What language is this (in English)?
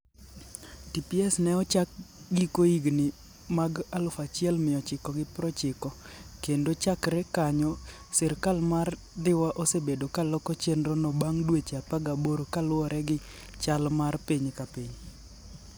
Luo (Kenya and Tanzania)